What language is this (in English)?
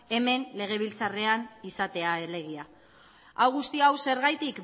Basque